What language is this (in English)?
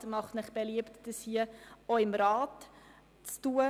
Swiss German